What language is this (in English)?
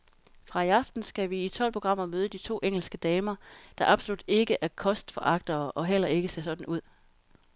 Danish